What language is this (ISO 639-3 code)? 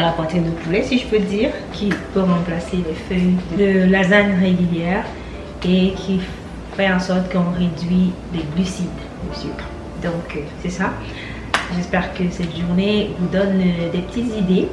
fra